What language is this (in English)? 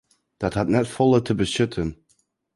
Western Frisian